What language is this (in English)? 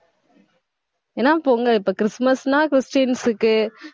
Tamil